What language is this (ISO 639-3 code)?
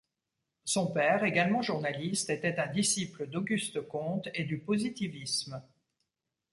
fra